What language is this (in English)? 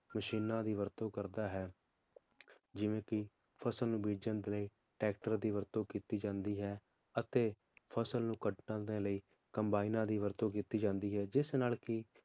Punjabi